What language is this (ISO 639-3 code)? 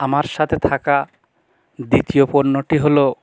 ben